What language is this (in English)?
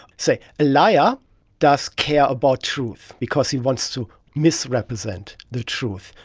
English